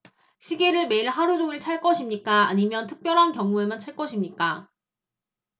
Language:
Korean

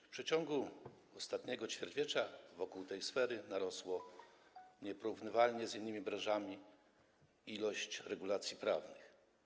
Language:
Polish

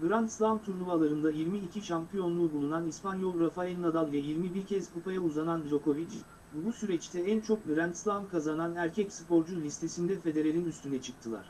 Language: Turkish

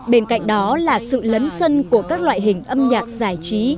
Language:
Vietnamese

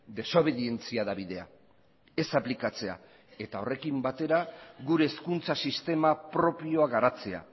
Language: Basque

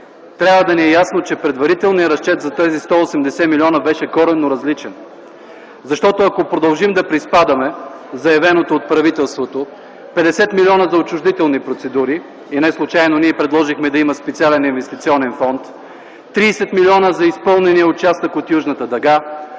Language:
Bulgarian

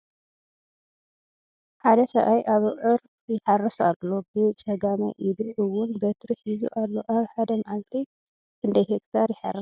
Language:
Tigrinya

